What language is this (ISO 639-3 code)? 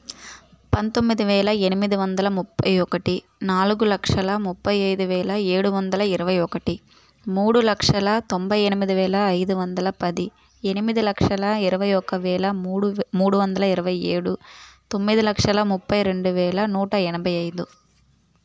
tel